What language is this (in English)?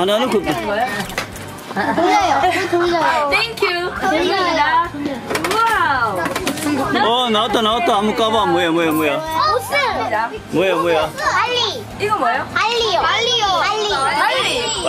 Korean